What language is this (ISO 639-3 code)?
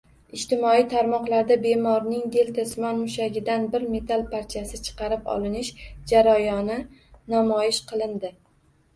uzb